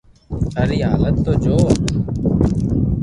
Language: Loarki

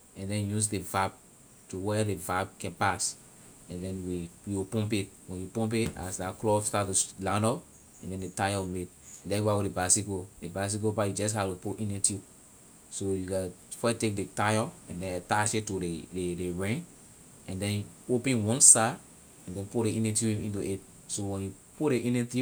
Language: Liberian English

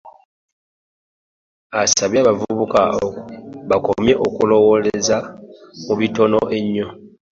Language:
Ganda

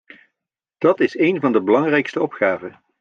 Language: Dutch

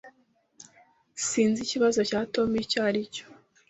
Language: Kinyarwanda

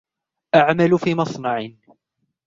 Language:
Arabic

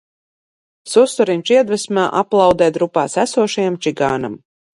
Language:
Latvian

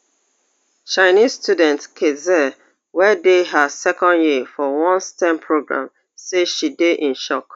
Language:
Nigerian Pidgin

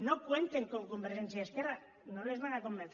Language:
Catalan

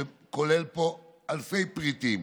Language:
Hebrew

